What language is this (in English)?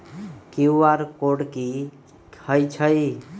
Magahi